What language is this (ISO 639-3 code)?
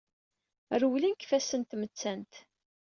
kab